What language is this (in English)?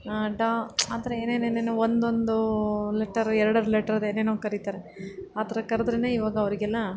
Kannada